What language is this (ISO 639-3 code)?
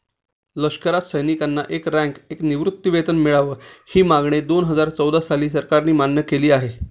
mar